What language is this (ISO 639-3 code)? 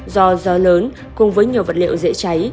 vie